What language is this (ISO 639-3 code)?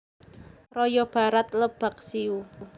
jav